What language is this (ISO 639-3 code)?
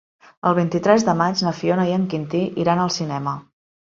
cat